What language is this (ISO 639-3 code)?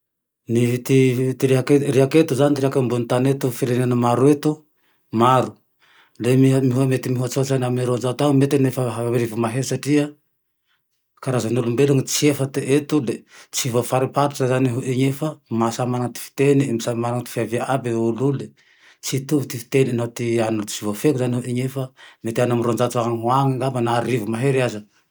tdx